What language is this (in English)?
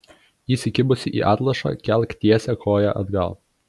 Lithuanian